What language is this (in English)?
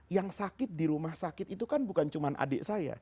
Indonesian